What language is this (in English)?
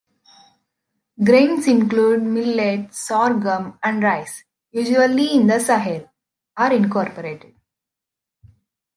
English